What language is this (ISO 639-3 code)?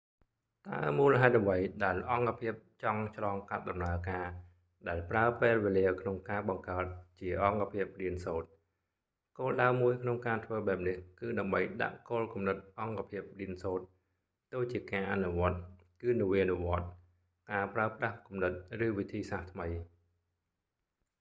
khm